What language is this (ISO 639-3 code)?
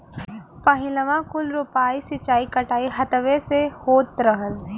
bho